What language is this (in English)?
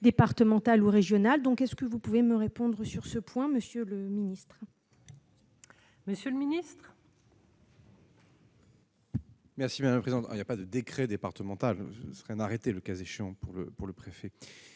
French